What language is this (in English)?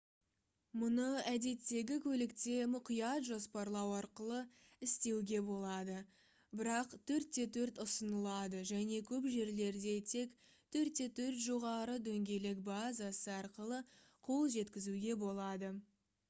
Kazakh